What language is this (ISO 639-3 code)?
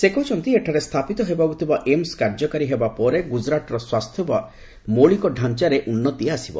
ori